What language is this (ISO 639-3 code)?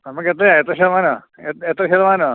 mal